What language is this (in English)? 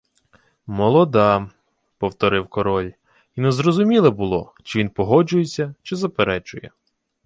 Ukrainian